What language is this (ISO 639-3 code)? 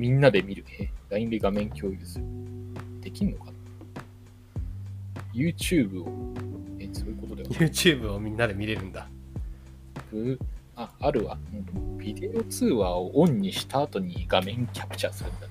jpn